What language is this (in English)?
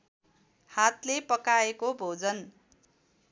Nepali